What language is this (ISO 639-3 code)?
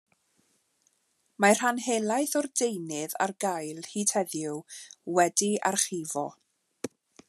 cym